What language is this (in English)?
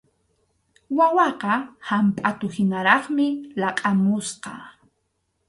Arequipa-La Unión Quechua